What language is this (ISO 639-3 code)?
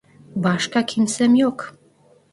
tur